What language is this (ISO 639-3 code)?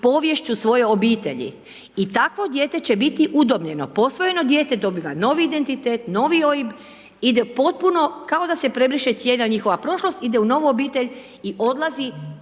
hrv